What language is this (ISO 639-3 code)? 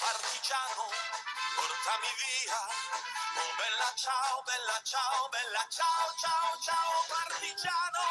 ind